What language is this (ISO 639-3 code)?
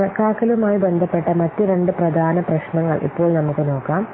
mal